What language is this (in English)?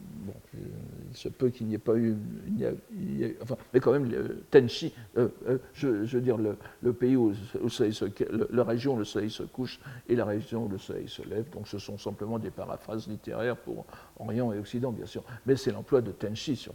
French